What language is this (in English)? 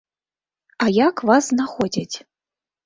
Belarusian